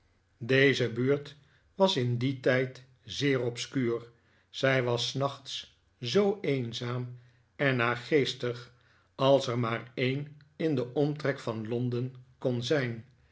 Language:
Dutch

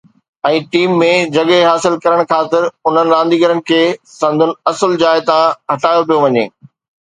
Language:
Sindhi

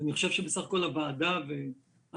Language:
Hebrew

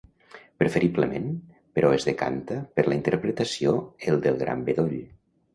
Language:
Catalan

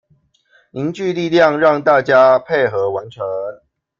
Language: Chinese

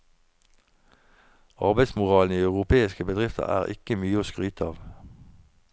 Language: Norwegian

